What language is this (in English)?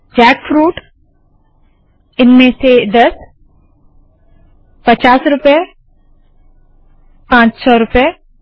Hindi